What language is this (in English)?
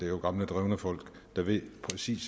Danish